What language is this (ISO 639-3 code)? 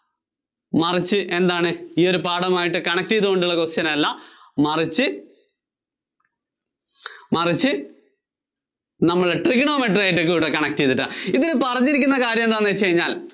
mal